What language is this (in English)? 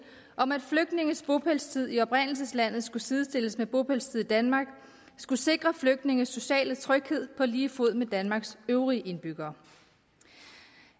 Danish